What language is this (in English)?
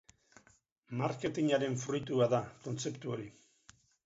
Basque